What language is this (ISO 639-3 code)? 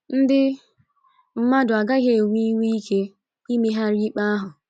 ibo